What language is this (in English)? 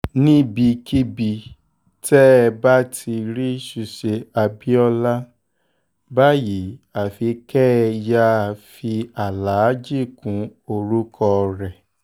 Yoruba